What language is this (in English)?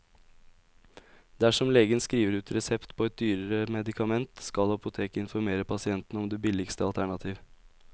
Norwegian